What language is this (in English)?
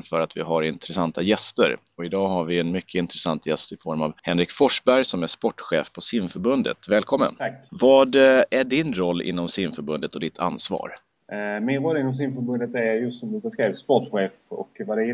Swedish